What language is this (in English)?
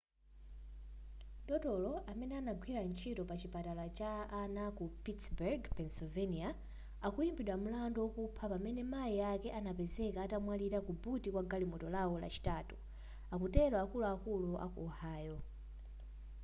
Nyanja